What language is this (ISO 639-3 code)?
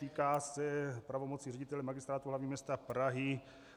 ces